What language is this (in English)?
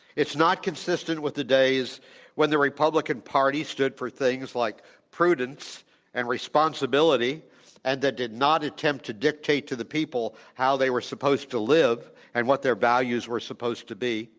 English